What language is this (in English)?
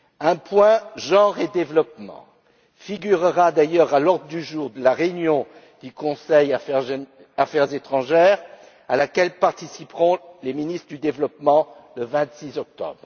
French